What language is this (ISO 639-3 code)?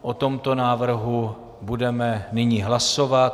ces